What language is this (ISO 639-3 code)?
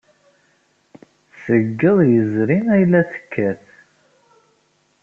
kab